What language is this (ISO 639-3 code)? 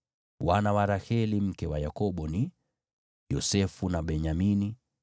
swa